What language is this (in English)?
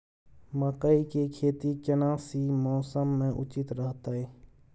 Maithili